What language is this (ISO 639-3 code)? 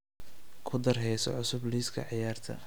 som